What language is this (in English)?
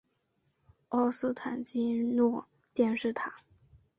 Chinese